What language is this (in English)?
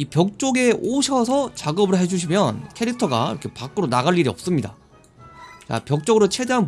Korean